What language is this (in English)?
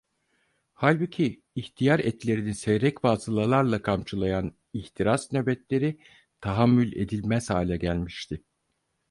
Turkish